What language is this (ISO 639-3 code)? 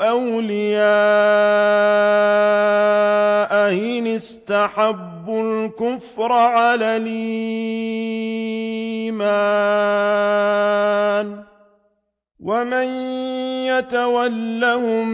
ara